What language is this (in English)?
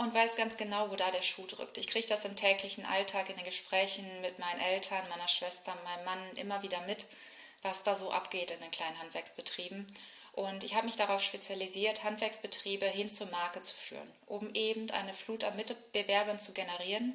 German